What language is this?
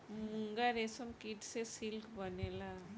Bhojpuri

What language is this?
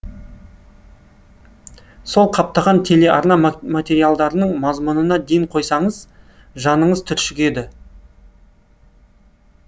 Kazakh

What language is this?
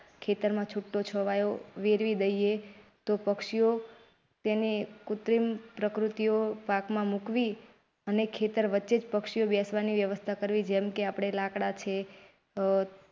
Gujarati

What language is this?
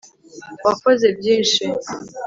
Kinyarwanda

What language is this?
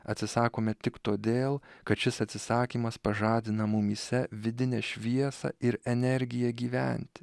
Lithuanian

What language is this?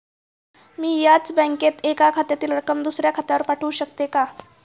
Marathi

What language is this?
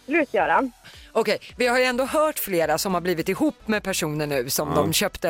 Swedish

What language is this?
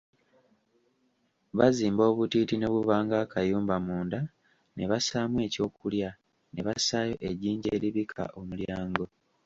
Ganda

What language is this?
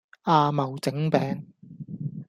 Cantonese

